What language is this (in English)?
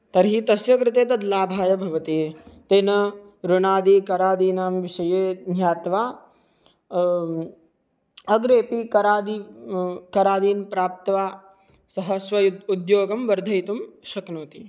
Sanskrit